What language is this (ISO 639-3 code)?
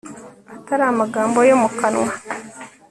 kin